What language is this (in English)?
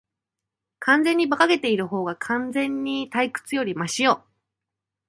Japanese